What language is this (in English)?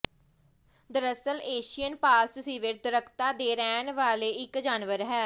Punjabi